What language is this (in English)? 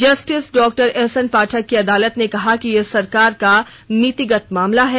Hindi